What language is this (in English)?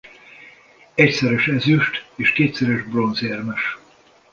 Hungarian